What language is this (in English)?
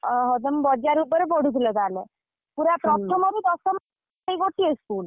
Odia